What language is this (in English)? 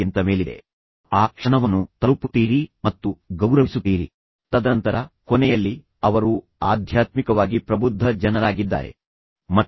Kannada